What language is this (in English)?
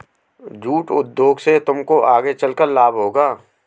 Hindi